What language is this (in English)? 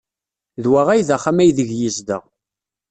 Kabyle